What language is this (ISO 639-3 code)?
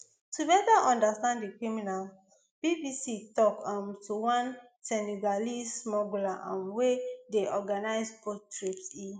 pcm